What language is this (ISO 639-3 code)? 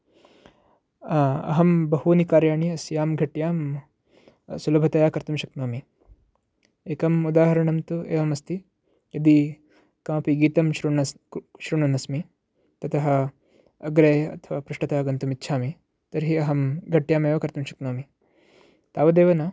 san